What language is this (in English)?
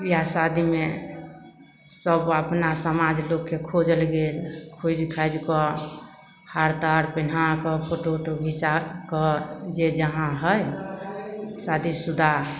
Maithili